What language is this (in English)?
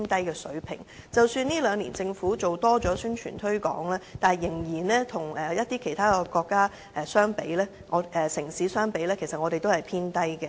Cantonese